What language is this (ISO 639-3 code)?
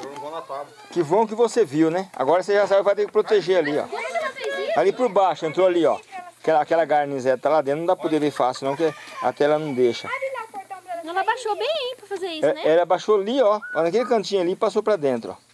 por